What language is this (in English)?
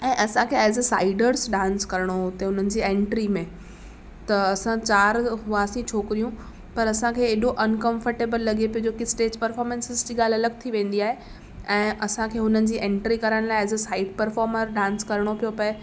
Sindhi